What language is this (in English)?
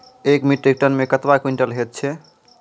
Maithili